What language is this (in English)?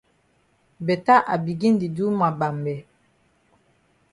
Cameroon Pidgin